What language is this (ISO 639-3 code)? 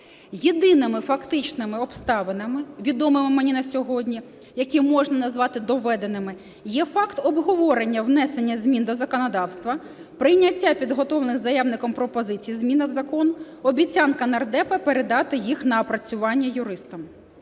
ukr